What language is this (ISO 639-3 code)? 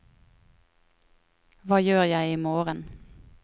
nor